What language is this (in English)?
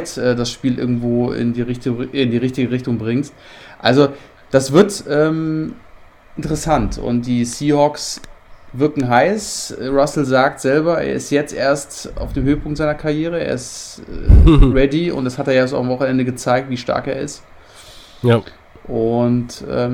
German